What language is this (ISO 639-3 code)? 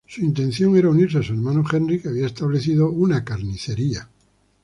spa